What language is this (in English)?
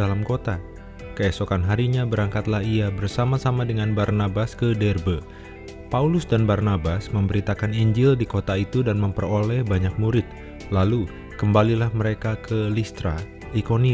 Indonesian